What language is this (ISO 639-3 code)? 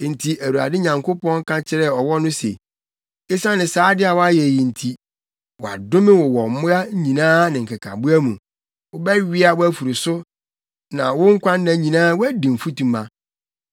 aka